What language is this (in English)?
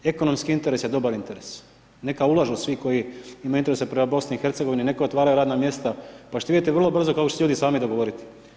Croatian